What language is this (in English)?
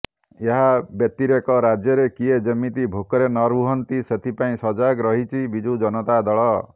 Odia